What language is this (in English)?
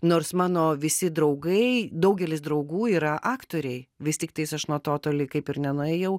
Lithuanian